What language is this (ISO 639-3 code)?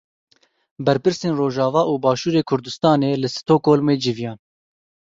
kur